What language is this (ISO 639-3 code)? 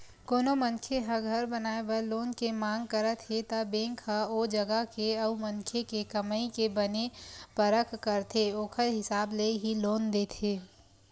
hne